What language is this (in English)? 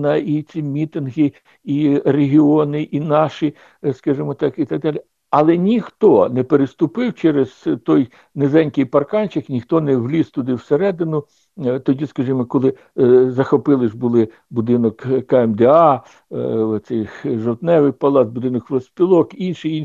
Ukrainian